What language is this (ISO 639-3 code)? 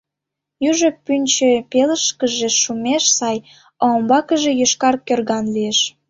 chm